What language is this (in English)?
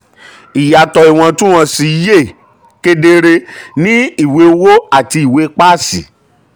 Yoruba